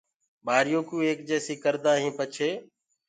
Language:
Gurgula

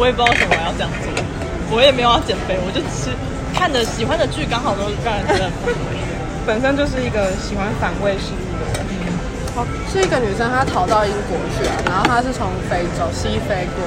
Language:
Chinese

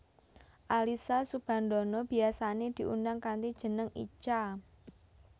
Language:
Javanese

